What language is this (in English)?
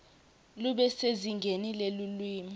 Swati